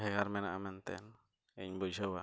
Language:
Santali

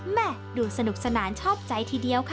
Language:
Thai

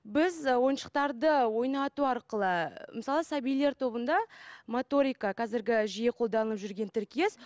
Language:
Kazakh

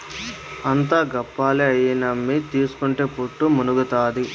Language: Telugu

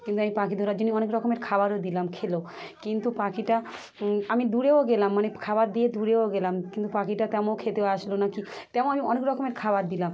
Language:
Bangla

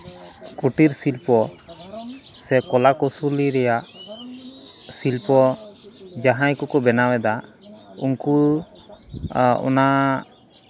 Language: Santali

